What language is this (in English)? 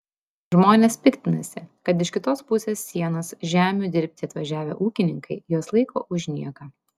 Lithuanian